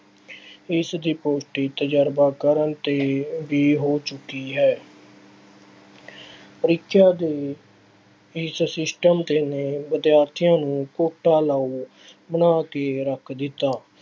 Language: Punjabi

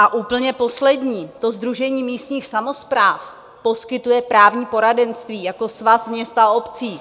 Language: Czech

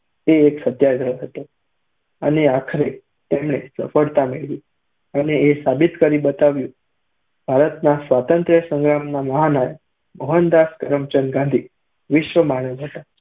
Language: Gujarati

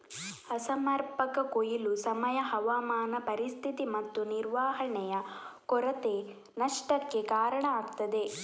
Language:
Kannada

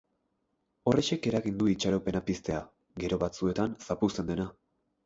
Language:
Basque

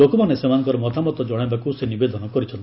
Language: Odia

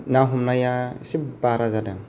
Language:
Bodo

